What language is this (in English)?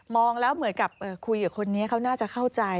Thai